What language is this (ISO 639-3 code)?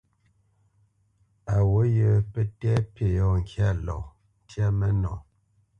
bce